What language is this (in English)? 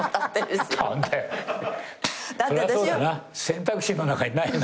Japanese